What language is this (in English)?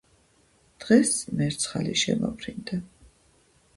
Georgian